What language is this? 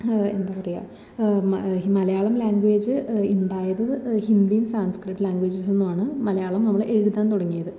Malayalam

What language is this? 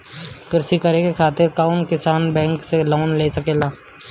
Bhojpuri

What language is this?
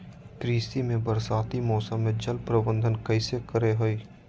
Magahi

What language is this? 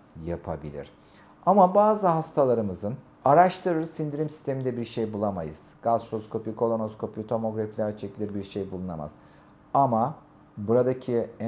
Turkish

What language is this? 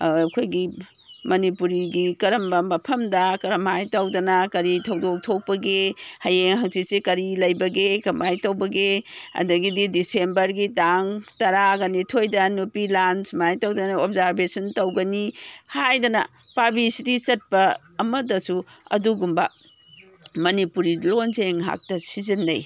Manipuri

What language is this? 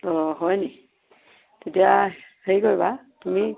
Assamese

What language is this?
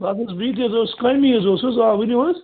Kashmiri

